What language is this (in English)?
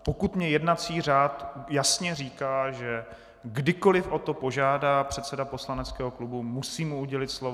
Czech